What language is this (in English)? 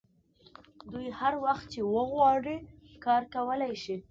Pashto